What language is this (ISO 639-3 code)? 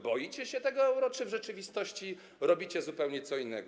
pol